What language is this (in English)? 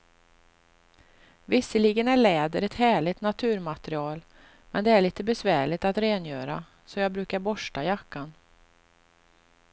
Swedish